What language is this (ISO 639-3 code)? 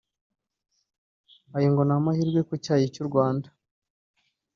kin